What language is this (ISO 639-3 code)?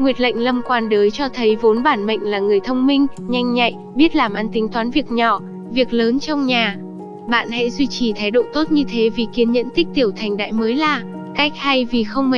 vie